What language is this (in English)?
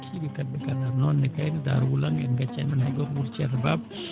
Fula